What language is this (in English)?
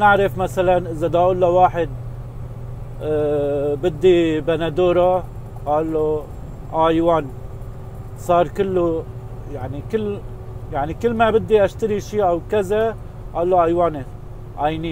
Arabic